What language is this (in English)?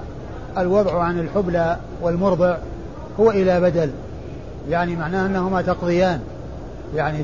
Arabic